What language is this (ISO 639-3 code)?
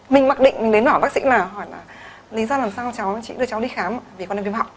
vie